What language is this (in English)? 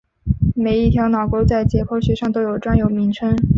Chinese